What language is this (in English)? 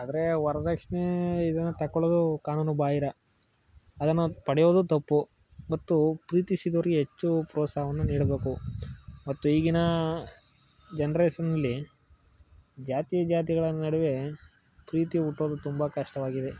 Kannada